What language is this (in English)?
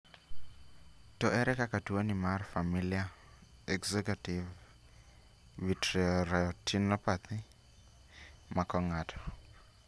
Luo (Kenya and Tanzania)